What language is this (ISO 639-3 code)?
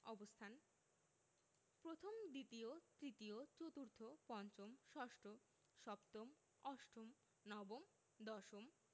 ben